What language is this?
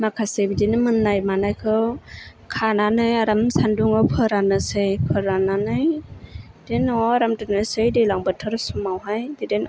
Bodo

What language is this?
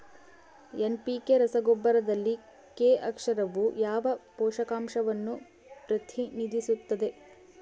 Kannada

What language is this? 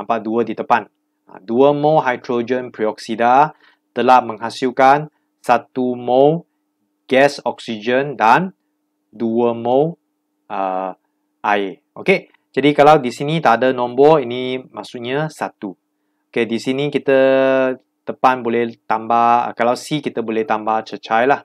Malay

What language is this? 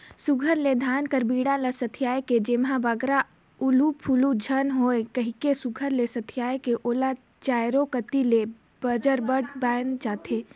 Chhattisgarhi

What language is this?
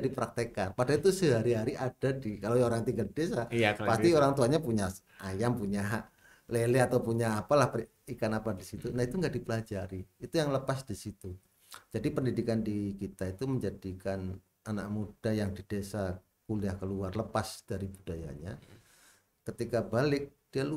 Indonesian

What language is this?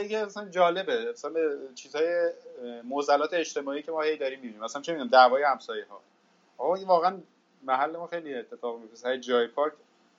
Persian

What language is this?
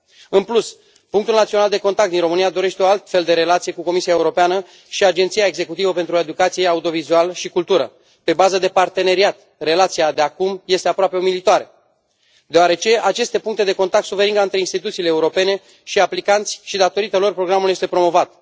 Romanian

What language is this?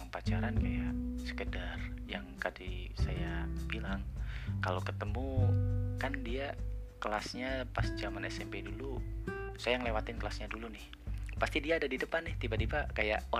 Indonesian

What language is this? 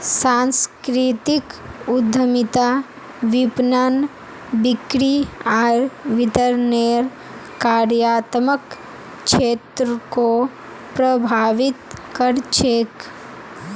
Magahi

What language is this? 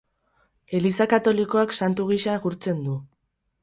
Basque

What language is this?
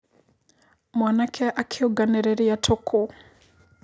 Kikuyu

